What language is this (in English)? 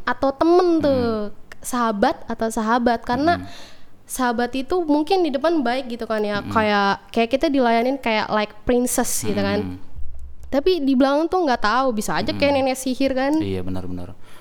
Indonesian